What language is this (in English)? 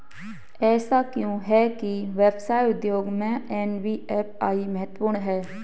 Hindi